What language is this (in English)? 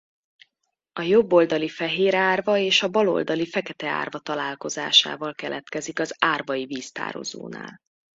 Hungarian